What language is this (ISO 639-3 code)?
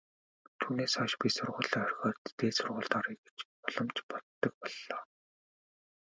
mon